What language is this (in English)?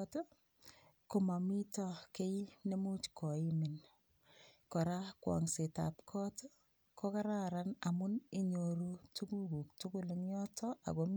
Kalenjin